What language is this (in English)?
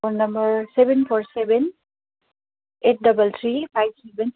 Nepali